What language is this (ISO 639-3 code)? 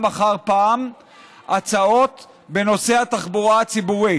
heb